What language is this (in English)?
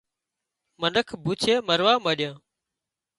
Wadiyara Koli